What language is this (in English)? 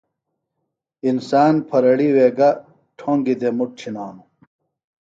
Phalura